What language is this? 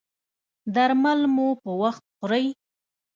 Pashto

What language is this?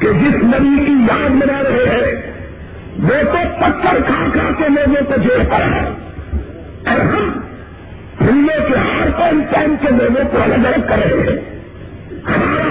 Urdu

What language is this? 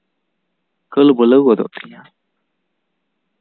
Santali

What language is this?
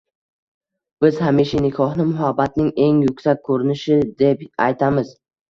Uzbek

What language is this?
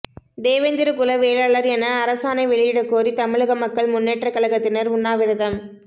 Tamil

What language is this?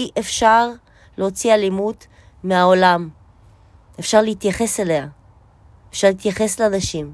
Hebrew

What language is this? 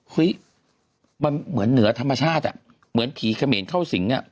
Thai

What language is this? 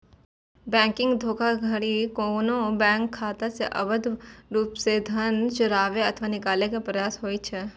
Maithili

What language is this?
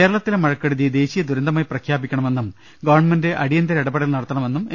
Malayalam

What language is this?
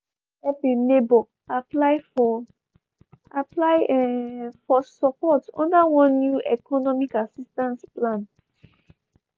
Nigerian Pidgin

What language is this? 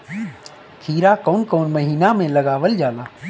Bhojpuri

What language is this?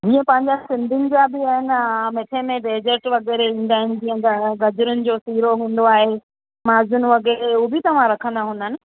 Sindhi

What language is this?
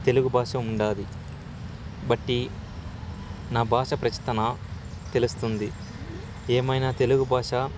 Telugu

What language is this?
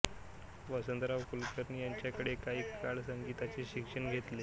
Marathi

